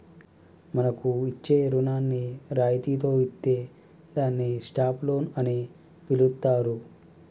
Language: Telugu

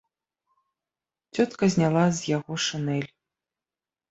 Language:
Belarusian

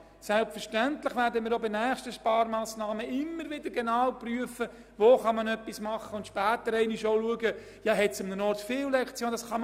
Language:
Swiss German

